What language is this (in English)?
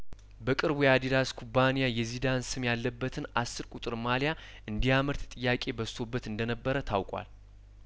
Amharic